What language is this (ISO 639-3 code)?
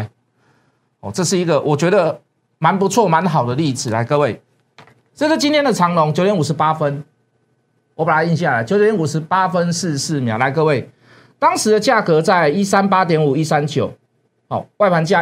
zho